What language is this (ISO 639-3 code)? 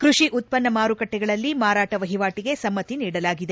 kan